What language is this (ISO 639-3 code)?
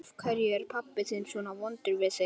isl